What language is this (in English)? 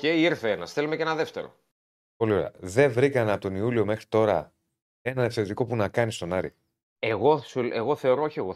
Greek